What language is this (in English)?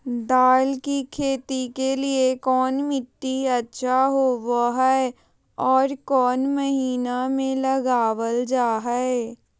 Magahi